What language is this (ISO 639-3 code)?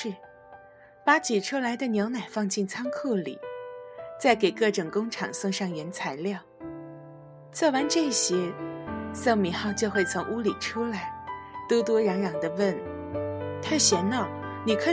zho